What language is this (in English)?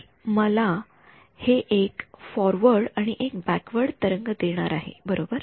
Marathi